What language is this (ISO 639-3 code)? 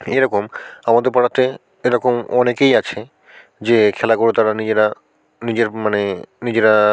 ben